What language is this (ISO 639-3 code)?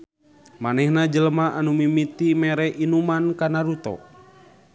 sun